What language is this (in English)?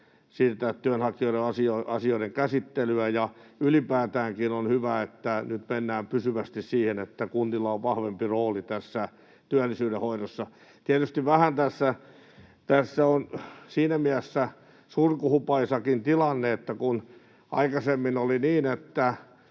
Finnish